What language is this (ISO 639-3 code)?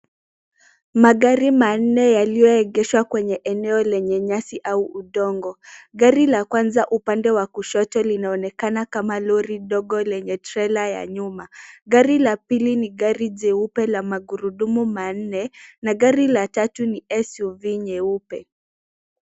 swa